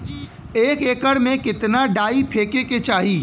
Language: Bhojpuri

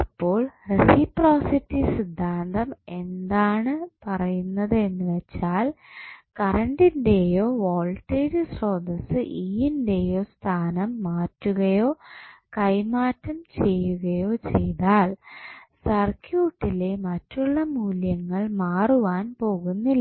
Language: Malayalam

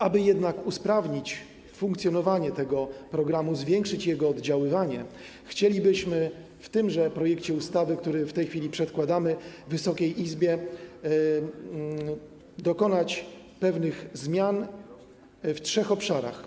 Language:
Polish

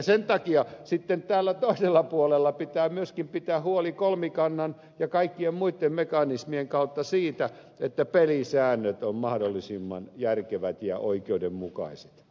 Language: Finnish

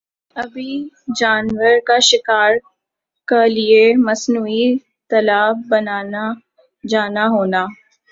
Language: Urdu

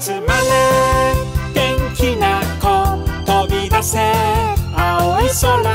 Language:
Korean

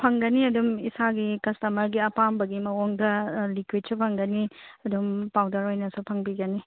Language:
Manipuri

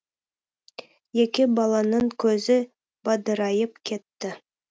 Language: Kazakh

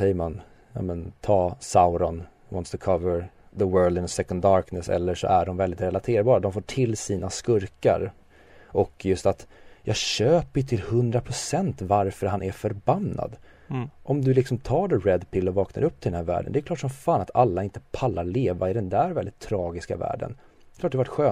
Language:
Swedish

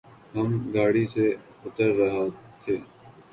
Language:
Urdu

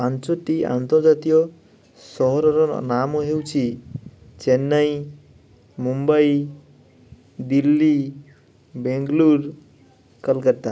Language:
Odia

